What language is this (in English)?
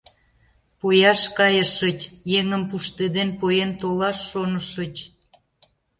Mari